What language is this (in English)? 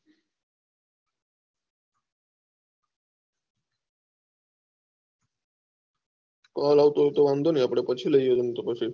Gujarati